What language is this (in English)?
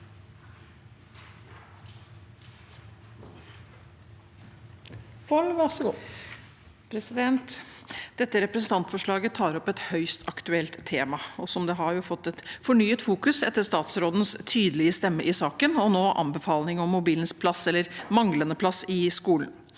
Norwegian